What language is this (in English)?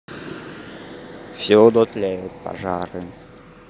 Russian